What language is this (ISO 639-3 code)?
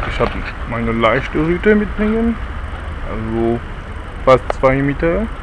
deu